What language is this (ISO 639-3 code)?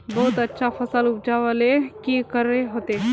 mag